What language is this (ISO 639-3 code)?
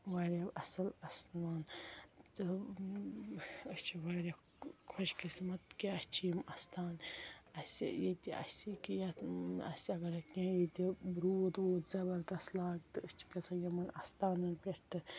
kas